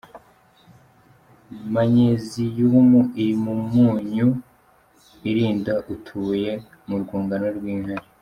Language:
Kinyarwanda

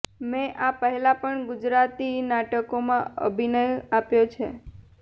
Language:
Gujarati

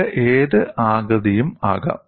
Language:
Malayalam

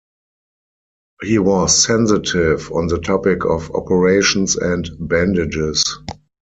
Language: English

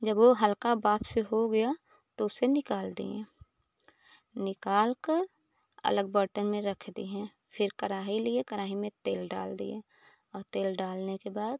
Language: Hindi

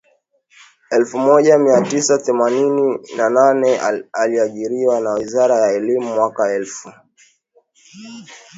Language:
Swahili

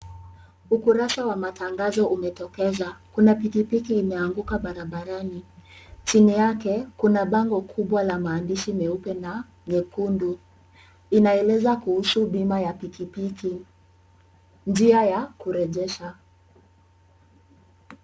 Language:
Swahili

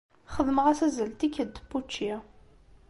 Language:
Kabyle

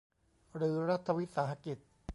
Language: Thai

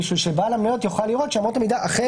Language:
Hebrew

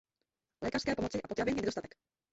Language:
Czech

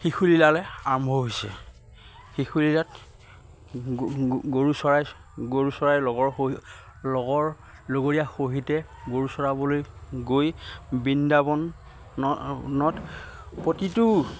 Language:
Assamese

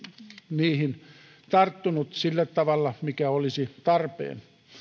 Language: Finnish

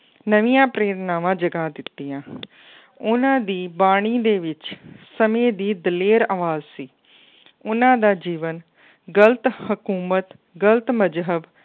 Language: Punjabi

